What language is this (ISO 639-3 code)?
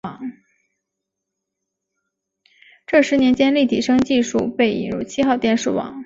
zho